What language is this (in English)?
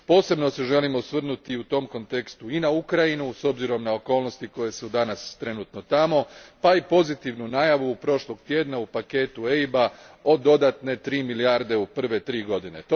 Croatian